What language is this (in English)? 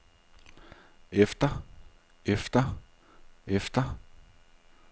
Danish